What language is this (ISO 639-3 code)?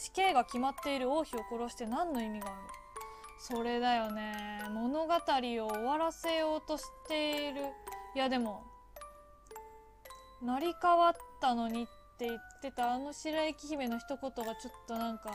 jpn